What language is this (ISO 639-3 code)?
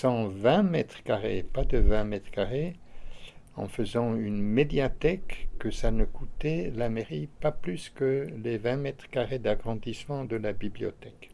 fra